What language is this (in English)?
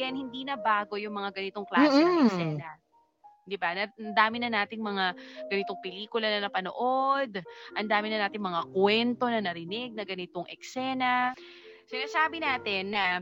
Filipino